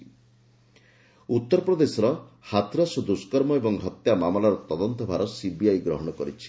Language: Odia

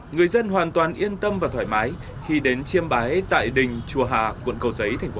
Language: Vietnamese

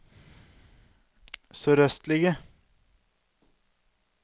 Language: Norwegian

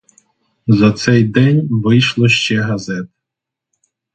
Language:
Ukrainian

